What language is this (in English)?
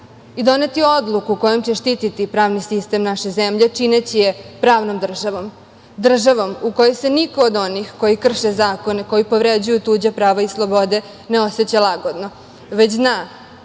Serbian